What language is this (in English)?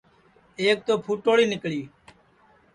Sansi